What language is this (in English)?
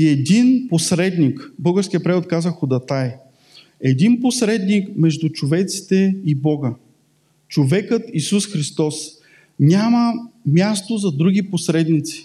Bulgarian